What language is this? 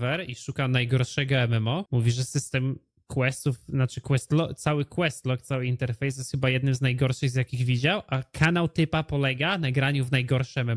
Polish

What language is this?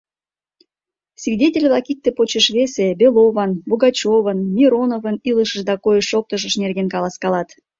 Mari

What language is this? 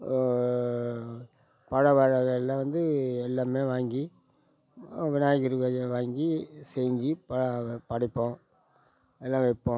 Tamil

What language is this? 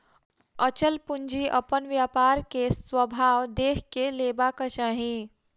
Maithili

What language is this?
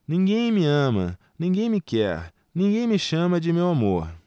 Portuguese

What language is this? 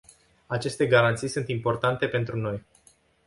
Romanian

